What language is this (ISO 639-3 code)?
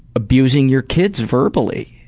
eng